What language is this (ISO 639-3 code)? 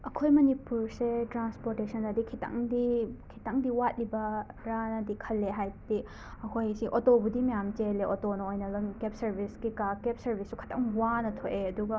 mni